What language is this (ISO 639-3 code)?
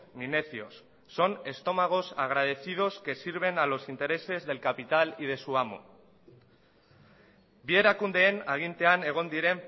spa